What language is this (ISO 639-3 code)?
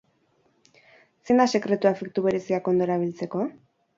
eus